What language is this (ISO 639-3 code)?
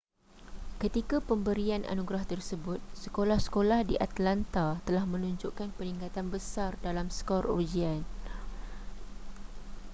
msa